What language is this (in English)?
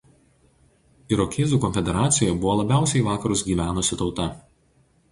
Lithuanian